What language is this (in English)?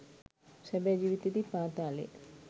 Sinhala